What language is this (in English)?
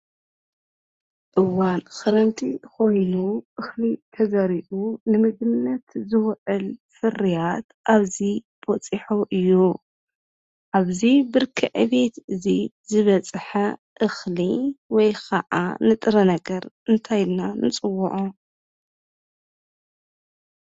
Tigrinya